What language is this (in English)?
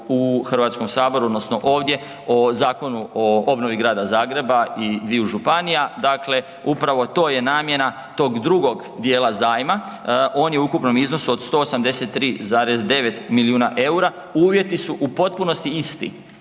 Croatian